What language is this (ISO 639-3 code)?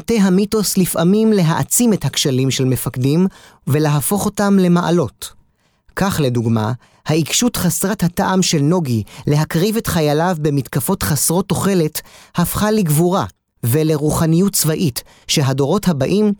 heb